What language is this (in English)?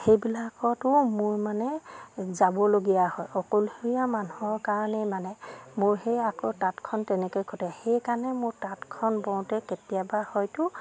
Assamese